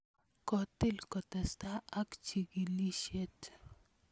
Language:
Kalenjin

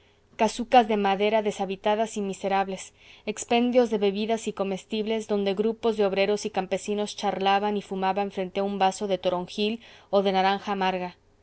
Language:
Spanish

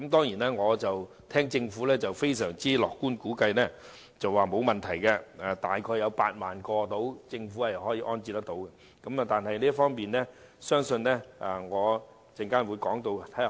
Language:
Cantonese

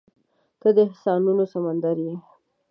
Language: Pashto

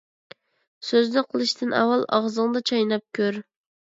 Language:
Uyghur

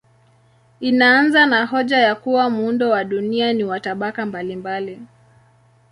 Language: Swahili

